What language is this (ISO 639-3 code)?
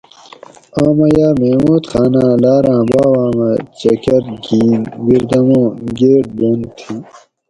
gwc